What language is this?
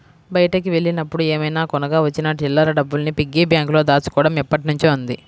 Telugu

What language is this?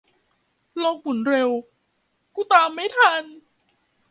Thai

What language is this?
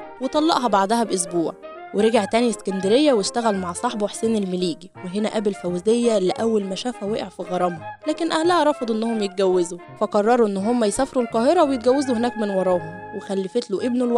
Arabic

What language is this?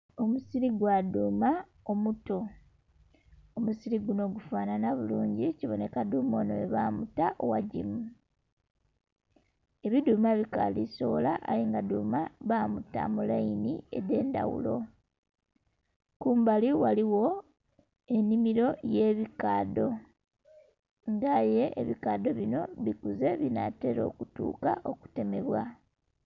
Soga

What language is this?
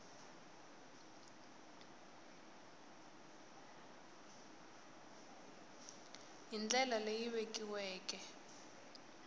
Tsonga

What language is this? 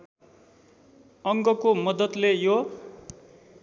Nepali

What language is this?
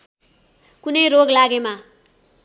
Nepali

